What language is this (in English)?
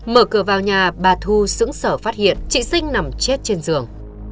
Vietnamese